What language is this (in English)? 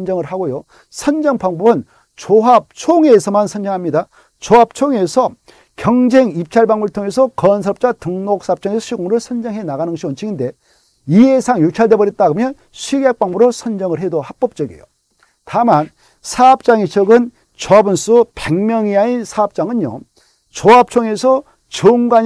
Korean